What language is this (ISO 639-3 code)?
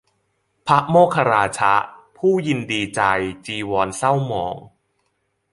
tha